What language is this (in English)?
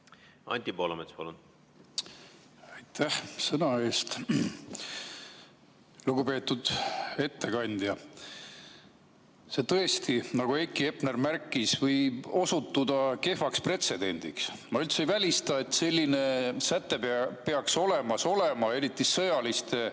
Estonian